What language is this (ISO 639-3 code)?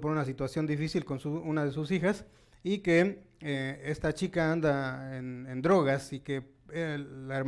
spa